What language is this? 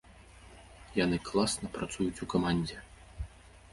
Belarusian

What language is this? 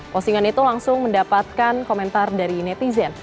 Indonesian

